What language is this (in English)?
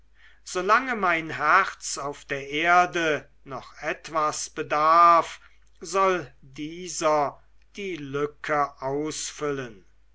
German